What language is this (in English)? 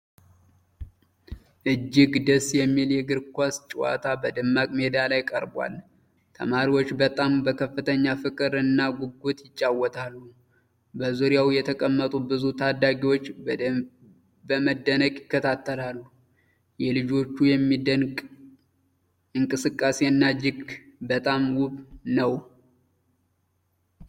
Amharic